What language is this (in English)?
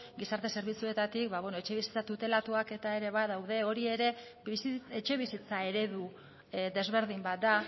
Basque